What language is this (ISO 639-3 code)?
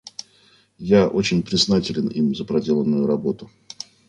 rus